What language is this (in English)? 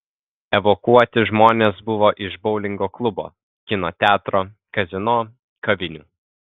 Lithuanian